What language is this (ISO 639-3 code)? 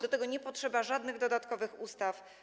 pol